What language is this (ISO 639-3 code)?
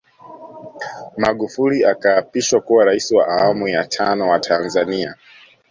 swa